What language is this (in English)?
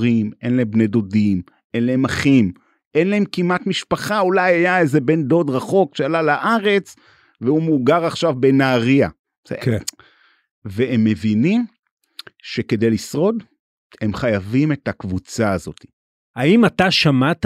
Hebrew